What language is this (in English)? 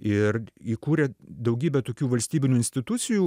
Lithuanian